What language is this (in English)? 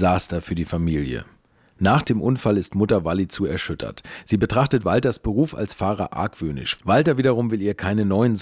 German